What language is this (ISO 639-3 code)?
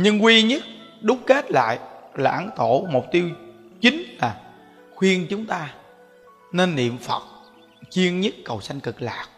vie